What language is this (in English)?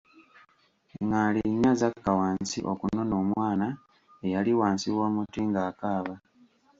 Ganda